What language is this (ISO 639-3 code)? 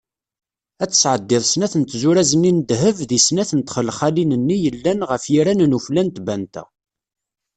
kab